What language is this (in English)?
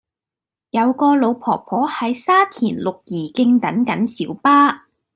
Cantonese